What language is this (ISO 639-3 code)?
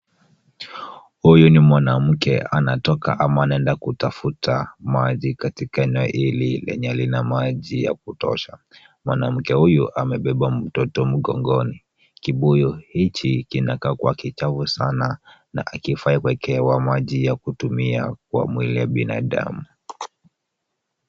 swa